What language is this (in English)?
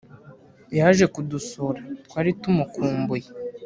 Kinyarwanda